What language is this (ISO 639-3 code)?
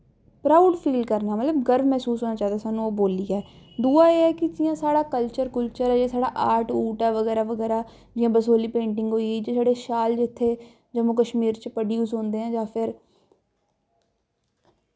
doi